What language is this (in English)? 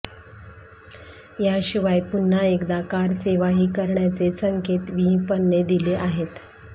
Marathi